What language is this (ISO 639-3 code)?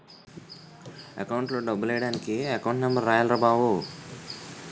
tel